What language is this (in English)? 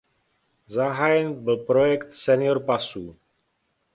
Czech